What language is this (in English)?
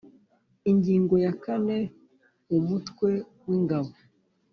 Kinyarwanda